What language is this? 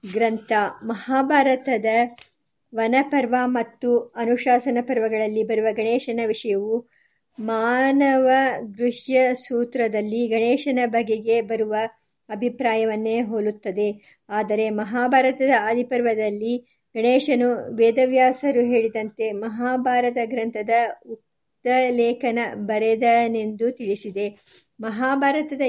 Kannada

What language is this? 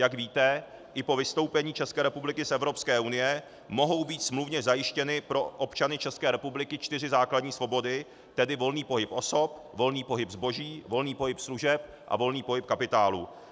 Czech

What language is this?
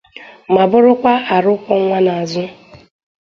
Igbo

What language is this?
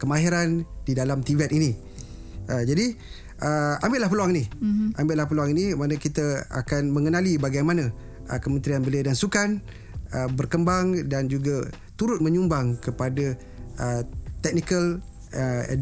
Malay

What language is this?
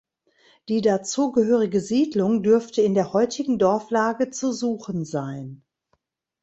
German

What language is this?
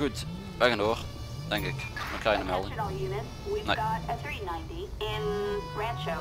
Dutch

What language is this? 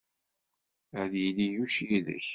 Kabyle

